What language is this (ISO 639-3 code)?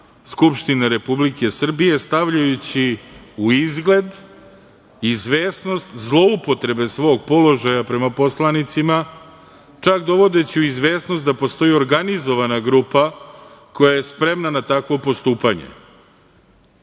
srp